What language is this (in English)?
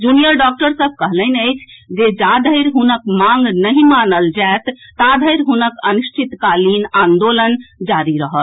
Maithili